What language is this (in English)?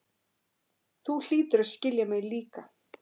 Icelandic